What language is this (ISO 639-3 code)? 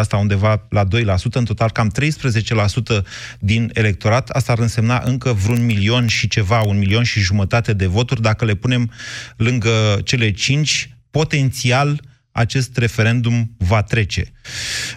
ron